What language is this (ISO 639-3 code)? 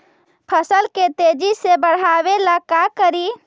mag